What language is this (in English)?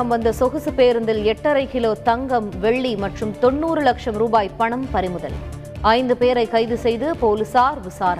Tamil